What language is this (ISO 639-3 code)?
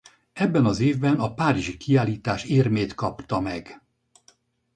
hun